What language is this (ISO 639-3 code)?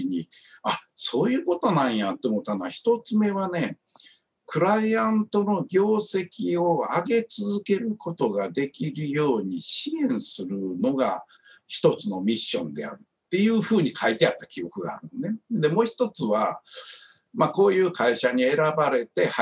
jpn